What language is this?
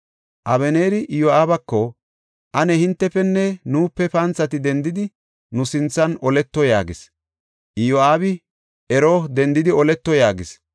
Gofa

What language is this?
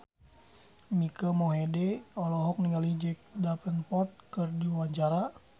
Sundanese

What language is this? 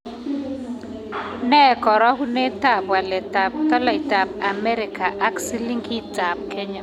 Kalenjin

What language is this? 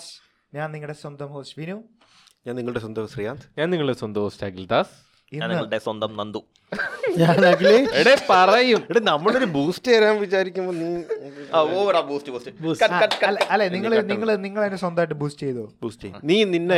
Malayalam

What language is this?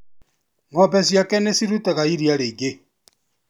Kikuyu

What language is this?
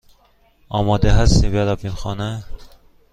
Persian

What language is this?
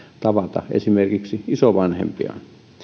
Finnish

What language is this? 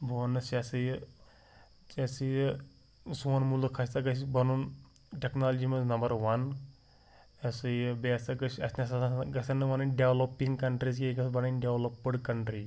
Kashmiri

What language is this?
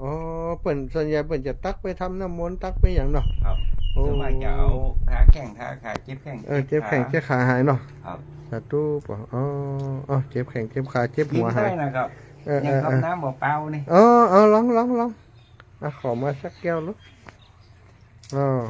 Thai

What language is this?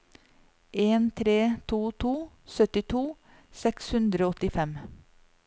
Norwegian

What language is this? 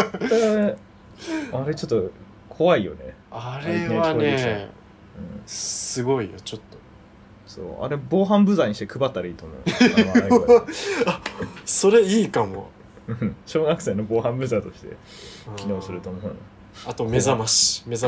Japanese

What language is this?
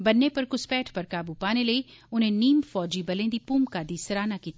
Dogri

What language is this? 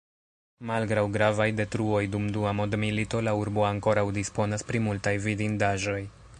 Esperanto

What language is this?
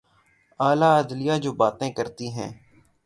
Urdu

